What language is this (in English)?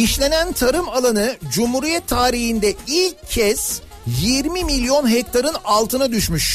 Turkish